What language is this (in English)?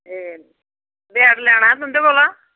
Dogri